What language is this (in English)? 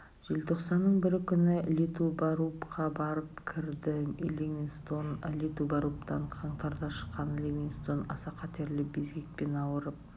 Kazakh